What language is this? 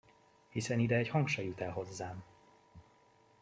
Hungarian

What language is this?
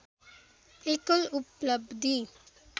Nepali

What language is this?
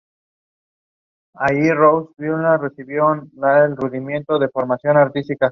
Spanish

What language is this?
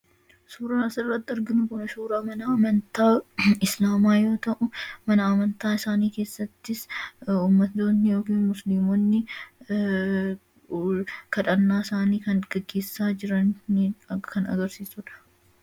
Oromo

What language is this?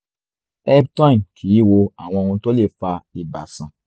Yoruba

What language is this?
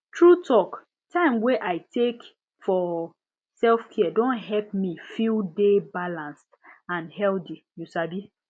Nigerian Pidgin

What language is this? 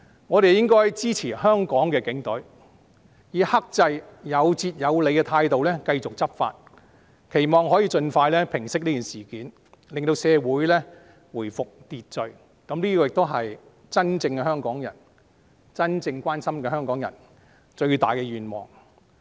Cantonese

